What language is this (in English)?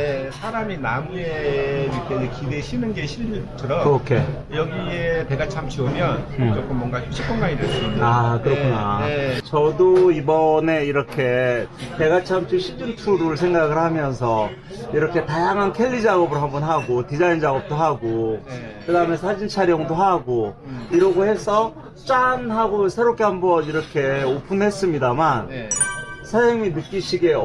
Korean